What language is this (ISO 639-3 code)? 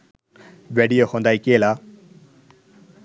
sin